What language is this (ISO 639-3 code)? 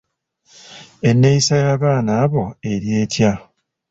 lug